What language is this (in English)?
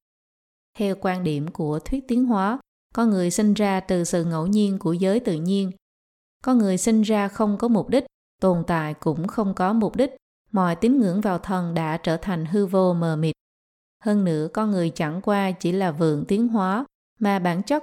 Vietnamese